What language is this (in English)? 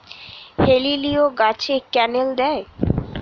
Bangla